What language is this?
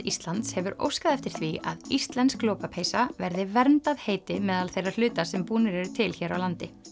Icelandic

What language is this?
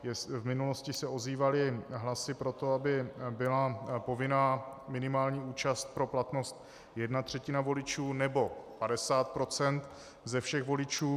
Czech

